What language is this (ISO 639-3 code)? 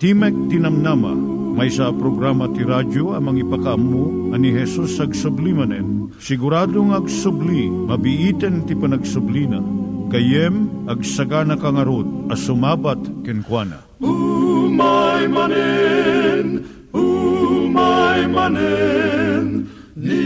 fil